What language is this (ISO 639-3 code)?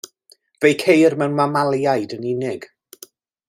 cym